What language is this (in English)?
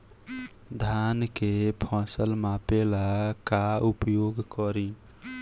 Bhojpuri